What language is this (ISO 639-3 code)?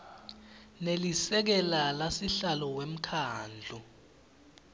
ssw